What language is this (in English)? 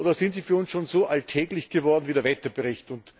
German